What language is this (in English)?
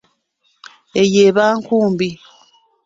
Ganda